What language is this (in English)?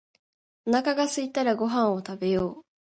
Japanese